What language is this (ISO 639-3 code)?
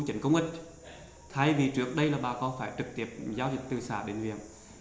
vie